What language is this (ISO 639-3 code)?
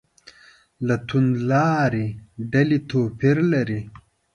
pus